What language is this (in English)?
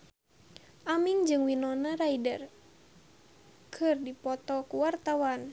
Sundanese